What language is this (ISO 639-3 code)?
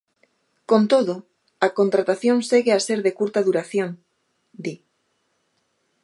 glg